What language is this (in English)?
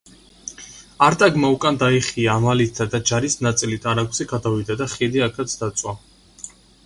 Georgian